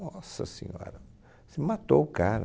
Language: Portuguese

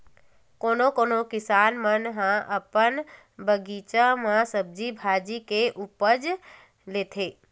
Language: Chhattisgarhi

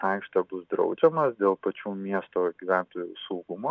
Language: Lithuanian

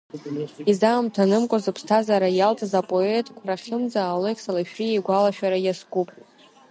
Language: Abkhazian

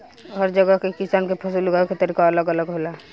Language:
Bhojpuri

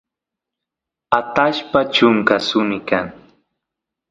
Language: Santiago del Estero Quichua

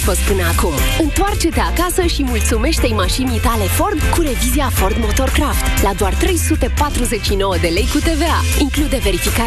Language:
Romanian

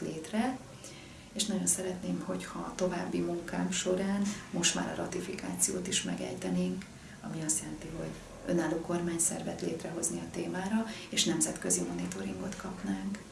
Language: Hungarian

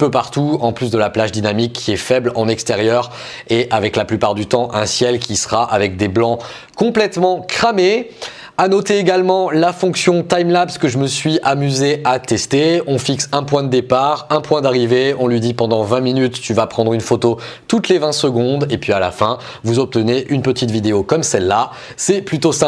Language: French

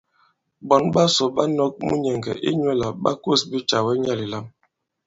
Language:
Bankon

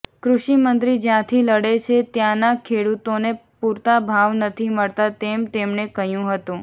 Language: Gujarati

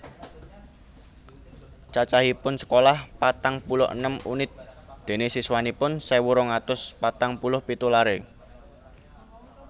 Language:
Javanese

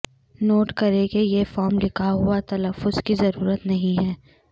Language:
Urdu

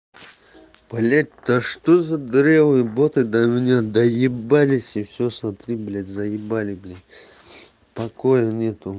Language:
Russian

